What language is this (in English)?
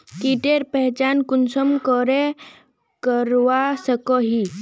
Magahi